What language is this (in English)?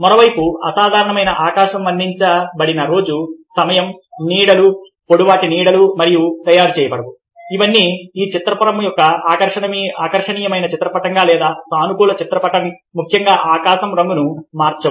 Telugu